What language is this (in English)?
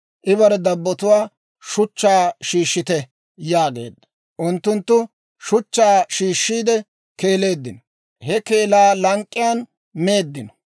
Dawro